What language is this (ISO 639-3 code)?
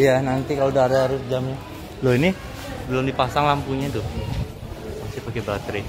ind